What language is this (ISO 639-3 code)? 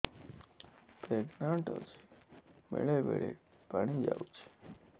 ori